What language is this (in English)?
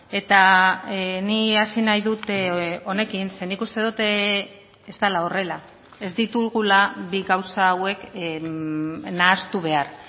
Basque